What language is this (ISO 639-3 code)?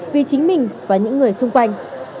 vie